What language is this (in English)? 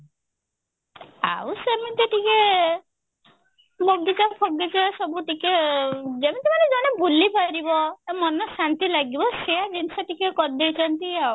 Odia